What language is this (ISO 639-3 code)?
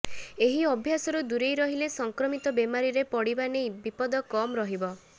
ori